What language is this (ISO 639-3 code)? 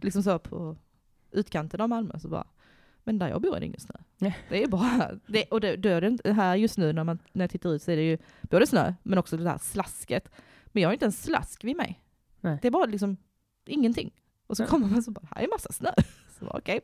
swe